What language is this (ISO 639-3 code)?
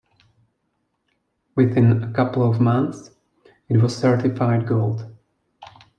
eng